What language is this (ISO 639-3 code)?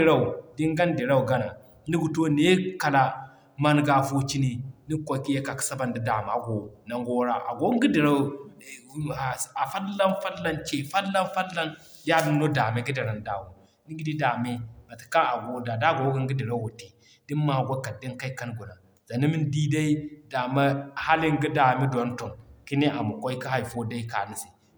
dje